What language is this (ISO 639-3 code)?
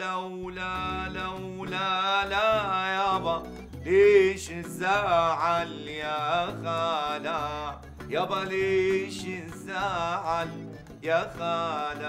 ara